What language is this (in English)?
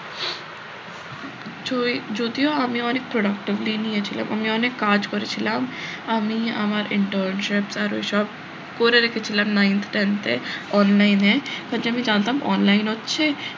Bangla